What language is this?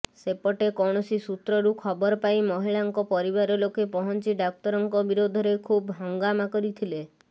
Odia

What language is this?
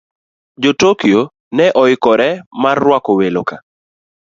Luo (Kenya and Tanzania)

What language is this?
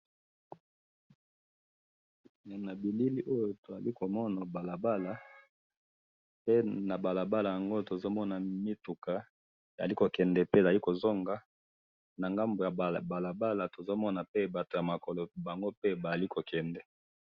Lingala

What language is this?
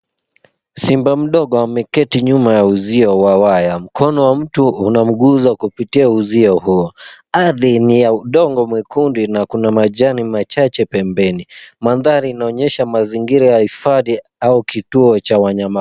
Swahili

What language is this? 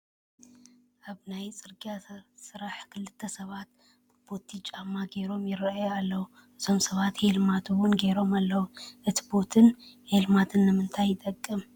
Tigrinya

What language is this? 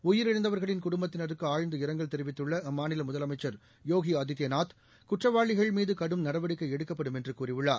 Tamil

